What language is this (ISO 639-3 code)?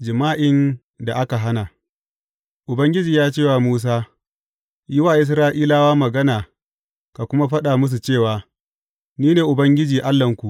hau